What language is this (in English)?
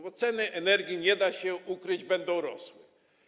Polish